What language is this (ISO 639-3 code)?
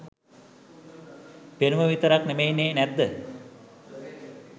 sin